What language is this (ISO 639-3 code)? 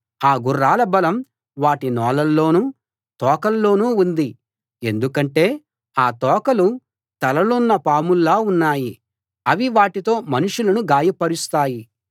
tel